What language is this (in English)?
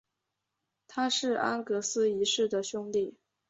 Chinese